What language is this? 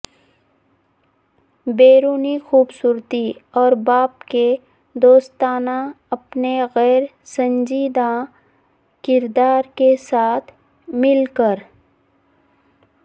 Urdu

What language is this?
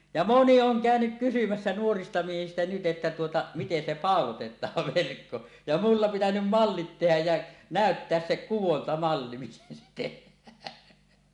Finnish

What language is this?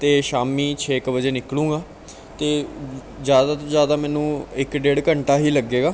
Punjabi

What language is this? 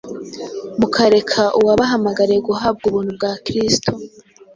Kinyarwanda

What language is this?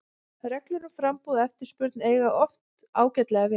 Icelandic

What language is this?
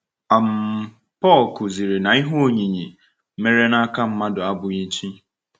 Igbo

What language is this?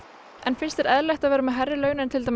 Icelandic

